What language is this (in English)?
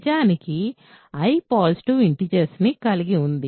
Telugu